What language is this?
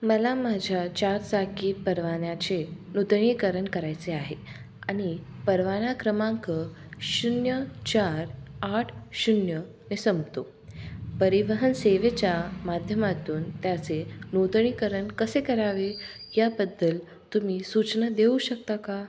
Marathi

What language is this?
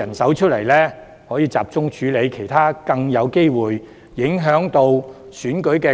Cantonese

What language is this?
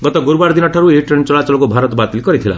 Odia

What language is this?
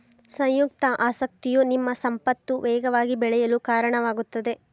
Kannada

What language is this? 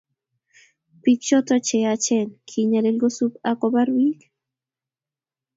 Kalenjin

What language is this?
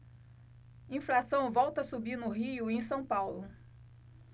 Portuguese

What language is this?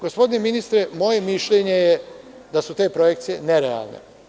Serbian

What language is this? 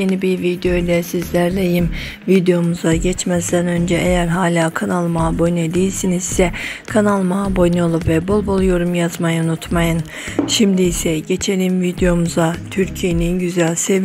Turkish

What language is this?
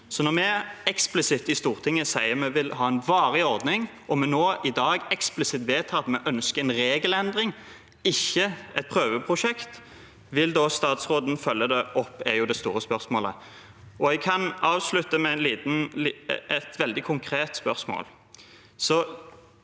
Norwegian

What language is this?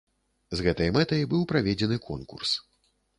Belarusian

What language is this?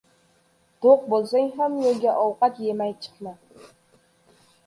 Uzbek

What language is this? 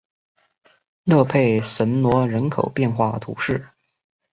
Chinese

